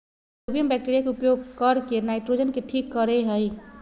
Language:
Magahi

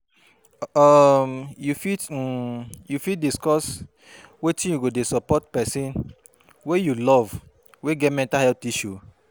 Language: Nigerian Pidgin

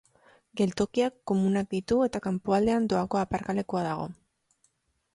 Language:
Basque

